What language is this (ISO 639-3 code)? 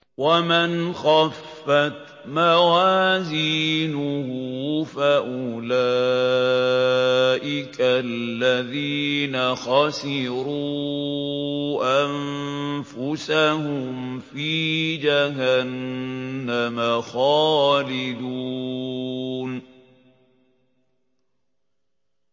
ara